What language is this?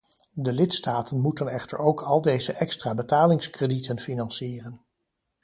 Dutch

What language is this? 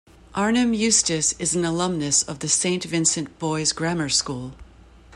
English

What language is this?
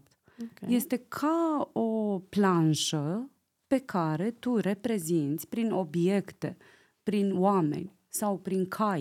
Romanian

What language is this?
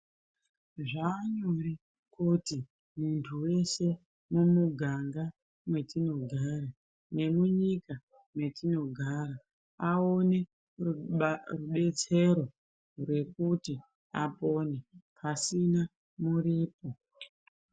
Ndau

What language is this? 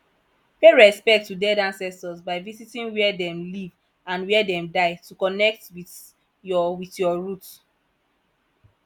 Nigerian Pidgin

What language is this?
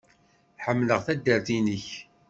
Kabyle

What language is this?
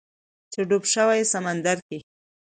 Pashto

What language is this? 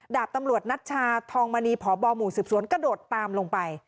Thai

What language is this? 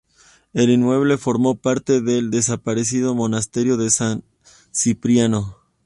Spanish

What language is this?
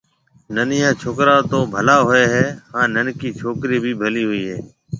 Marwari (Pakistan)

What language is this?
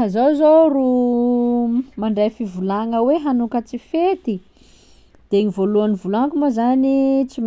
Sakalava Malagasy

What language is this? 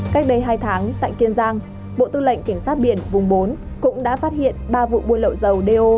Vietnamese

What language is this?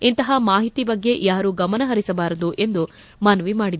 Kannada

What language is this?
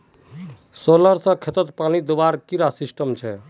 Magahi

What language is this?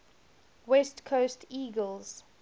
English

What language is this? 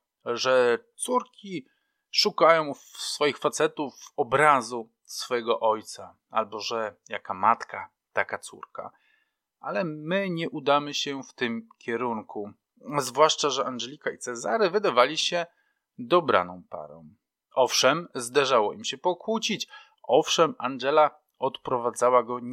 Polish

